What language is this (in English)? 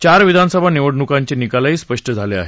Marathi